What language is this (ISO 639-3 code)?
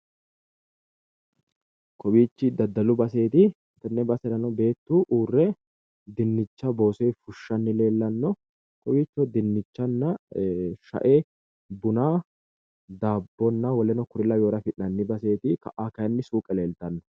sid